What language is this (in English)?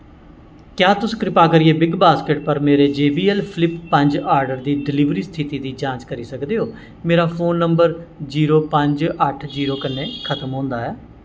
Dogri